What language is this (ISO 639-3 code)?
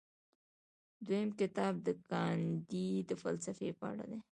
pus